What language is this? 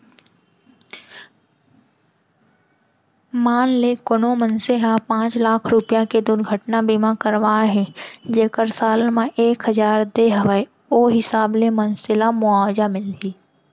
Chhattisgarhi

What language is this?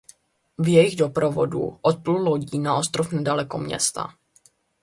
Czech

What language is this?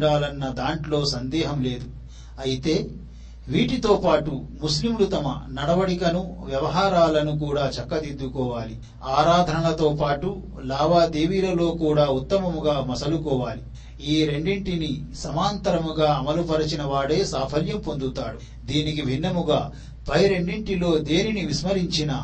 Telugu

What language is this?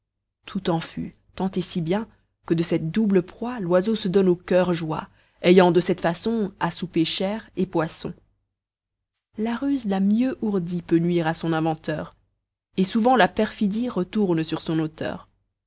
French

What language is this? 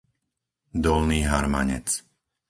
Slovak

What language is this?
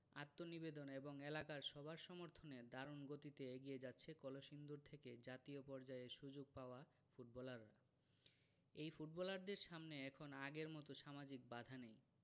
Bangla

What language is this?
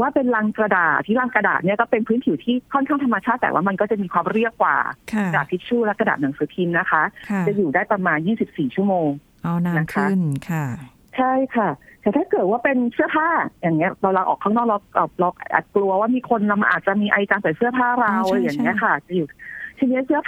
Thai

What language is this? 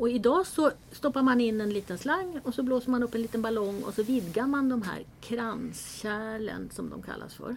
Swedish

